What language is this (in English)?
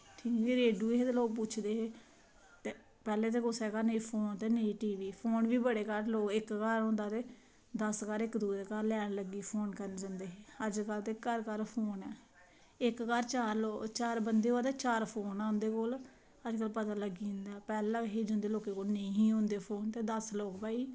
Dogri